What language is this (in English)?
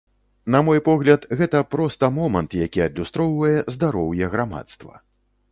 Belarusian